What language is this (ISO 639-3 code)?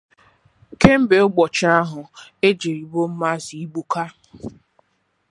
ibo